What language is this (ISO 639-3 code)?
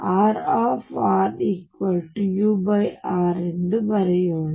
kan